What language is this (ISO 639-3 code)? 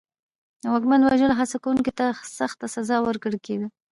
pus